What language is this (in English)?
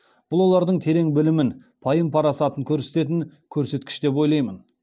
Kazakh